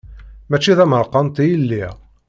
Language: Kabyle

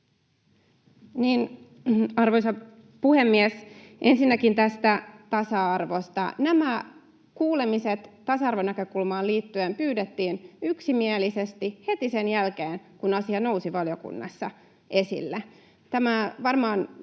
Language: Finnish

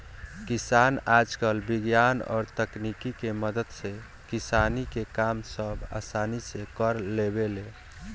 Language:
Bhojpuri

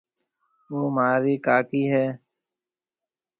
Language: Marwari (Pakistan)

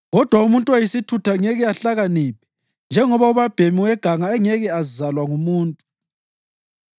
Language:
North Ndebele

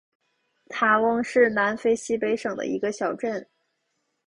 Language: Chinese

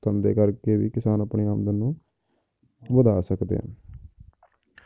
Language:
Punjabi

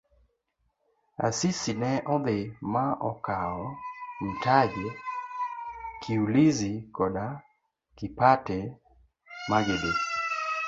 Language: Luo (Kenya and Tanzania)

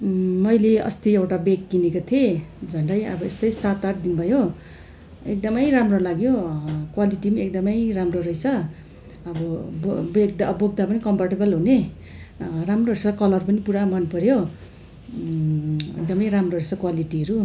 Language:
Nepali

